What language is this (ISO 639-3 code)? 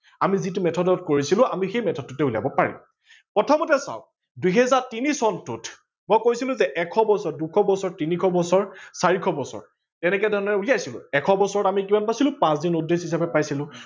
asm